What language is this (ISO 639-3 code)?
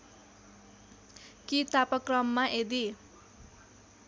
nep